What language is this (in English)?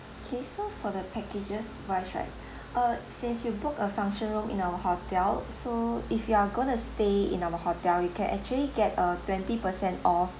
English